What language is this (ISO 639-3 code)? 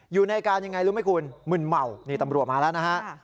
tha